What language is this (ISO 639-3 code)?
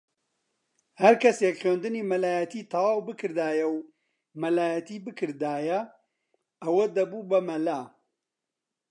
ckb